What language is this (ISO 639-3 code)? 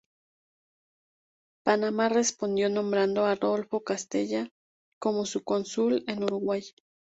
spa